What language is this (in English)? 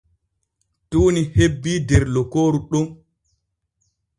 Borgu Fulfulde